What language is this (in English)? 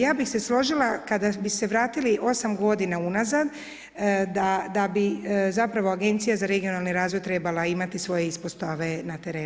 Croatian